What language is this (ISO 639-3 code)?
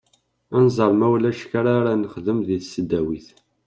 kab